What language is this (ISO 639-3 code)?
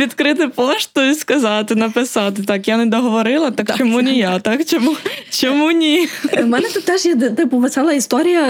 ukr